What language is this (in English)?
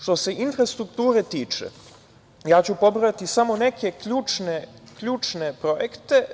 Serbian